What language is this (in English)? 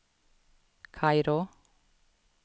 Swedish